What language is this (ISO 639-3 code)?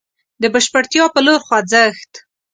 pus